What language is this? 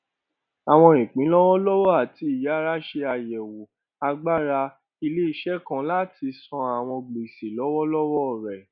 Yoruba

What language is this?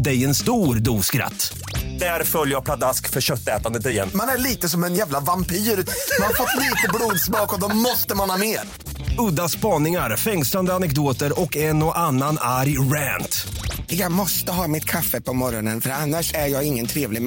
Swedish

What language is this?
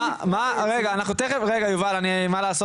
Hebrew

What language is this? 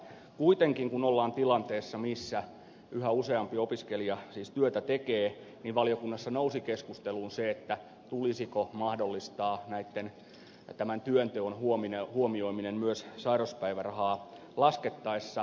Finnish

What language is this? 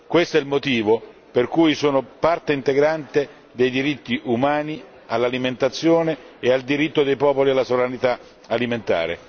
Italian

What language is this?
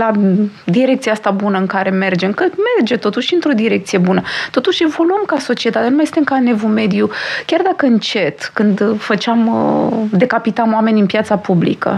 Romanian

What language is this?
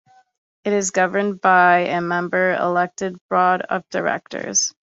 English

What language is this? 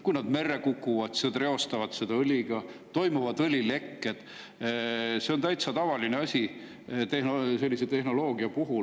Estonian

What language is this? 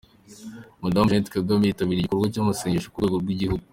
Kinyarwanda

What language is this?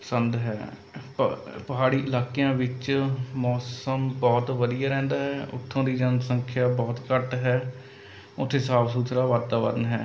Punjabi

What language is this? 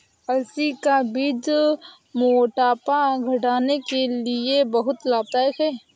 Hindi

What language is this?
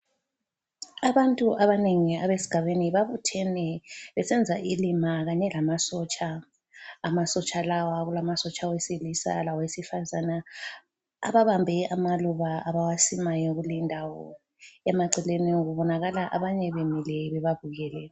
North Ndebele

